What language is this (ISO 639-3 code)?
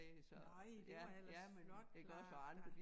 dan